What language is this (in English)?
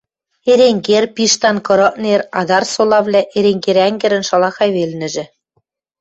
Western Mari